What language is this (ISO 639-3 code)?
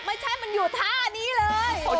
tha